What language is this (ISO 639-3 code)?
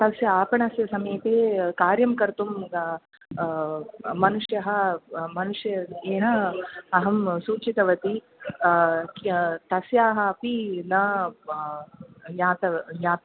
san